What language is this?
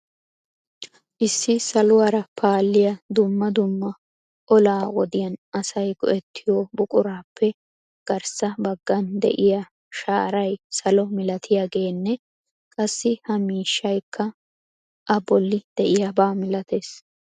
Wolaytta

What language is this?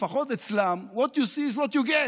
Hebrew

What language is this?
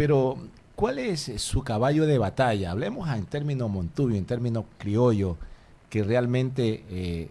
Spanish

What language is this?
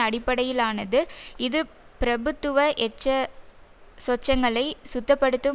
Tamil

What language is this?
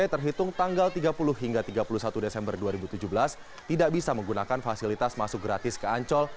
Indonesian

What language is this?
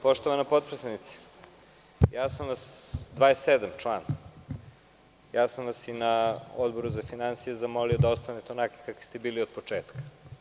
Serbian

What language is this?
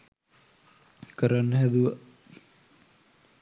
Sinhala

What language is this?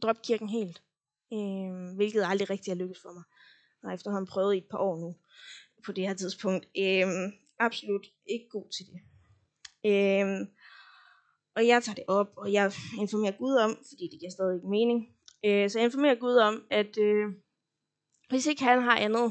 Danish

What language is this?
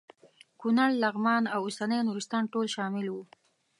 Pashto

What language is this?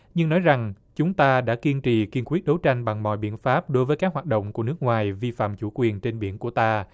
Vietnamese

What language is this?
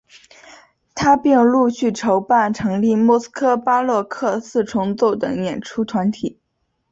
Chinese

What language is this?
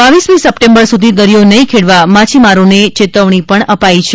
Gujarati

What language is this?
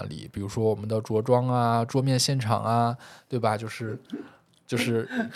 Chinese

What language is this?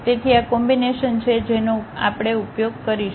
Gujarati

